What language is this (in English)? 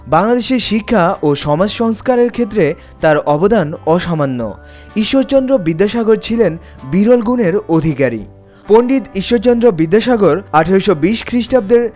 Bangla